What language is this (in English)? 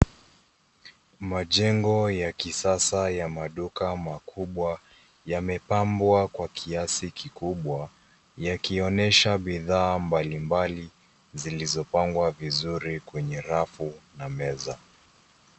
Swahili